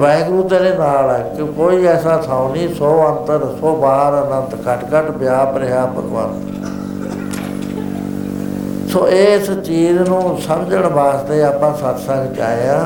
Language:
Punjabi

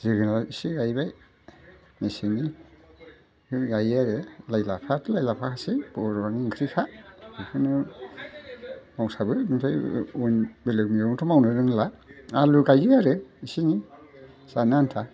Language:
Bodo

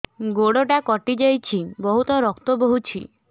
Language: Odia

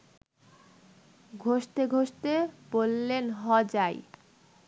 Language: Bangla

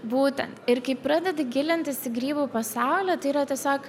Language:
Lithuanian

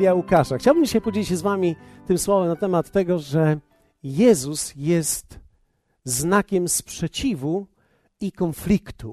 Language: Polish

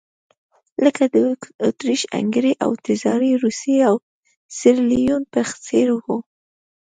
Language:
Pashto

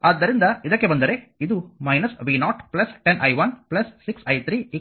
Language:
Kannada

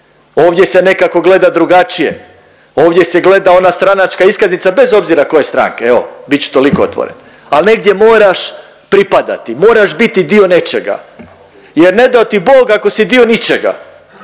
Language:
Croatian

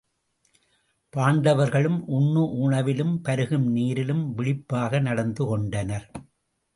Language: Tamil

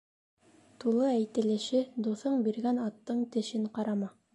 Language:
Bashkir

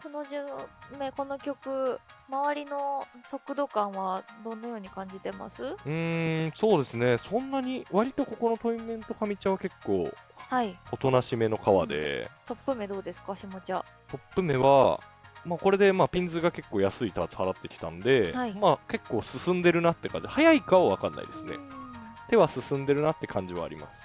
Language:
Japanese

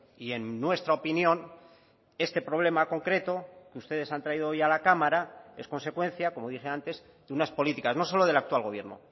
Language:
Spanish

